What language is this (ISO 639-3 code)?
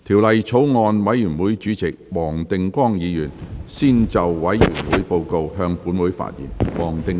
yue